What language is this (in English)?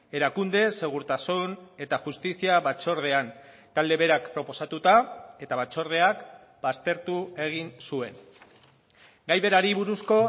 Basque